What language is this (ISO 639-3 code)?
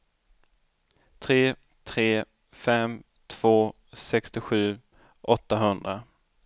swe